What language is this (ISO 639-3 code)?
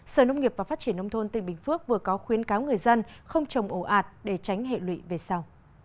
vie